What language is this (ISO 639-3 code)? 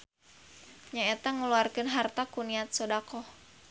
sun